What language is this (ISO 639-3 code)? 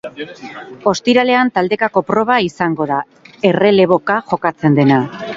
eus